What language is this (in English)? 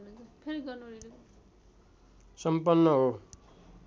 Nepali